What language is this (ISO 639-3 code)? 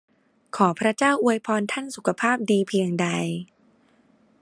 tha